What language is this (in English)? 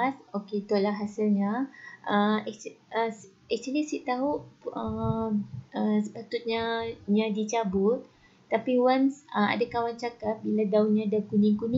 Malay